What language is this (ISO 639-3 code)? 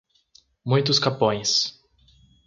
por